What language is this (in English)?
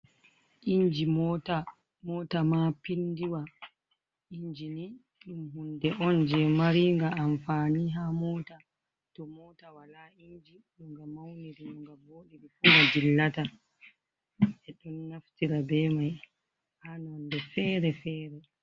Fula